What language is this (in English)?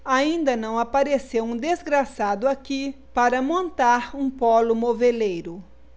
Portuguese